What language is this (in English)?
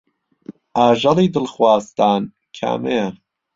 Central Kurdish